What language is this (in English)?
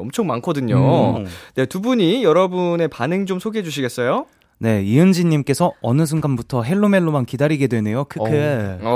Korean